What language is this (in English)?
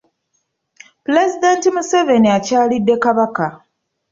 Ganda